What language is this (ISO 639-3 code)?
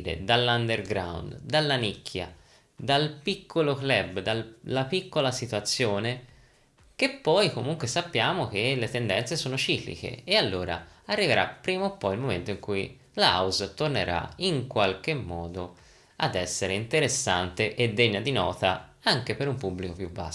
ita